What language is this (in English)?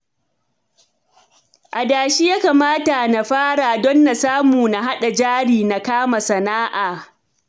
Hausa